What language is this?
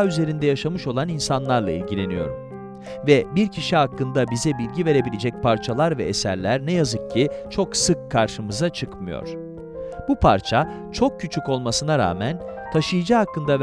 Turkish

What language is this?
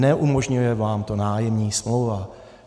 Czech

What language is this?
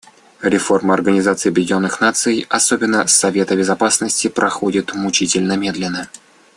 Russian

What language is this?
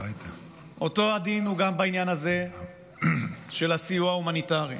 Hebrew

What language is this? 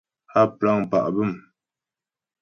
Ghomala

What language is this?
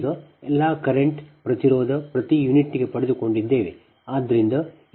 Kannada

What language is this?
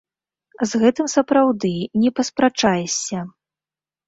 Belarusian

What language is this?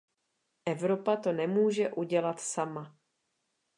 Czech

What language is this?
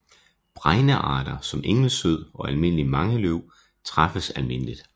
Danish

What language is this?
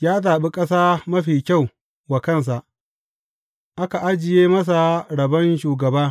Hausa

